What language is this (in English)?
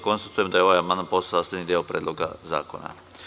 Serbian